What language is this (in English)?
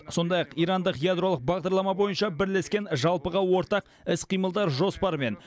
Kazakh